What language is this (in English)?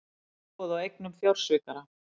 Icelandic